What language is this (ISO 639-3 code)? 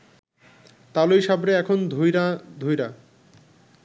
ben